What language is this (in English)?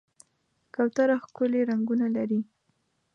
Pashto